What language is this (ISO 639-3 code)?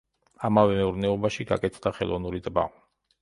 kat